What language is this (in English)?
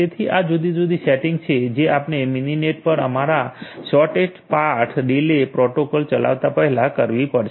Gujarati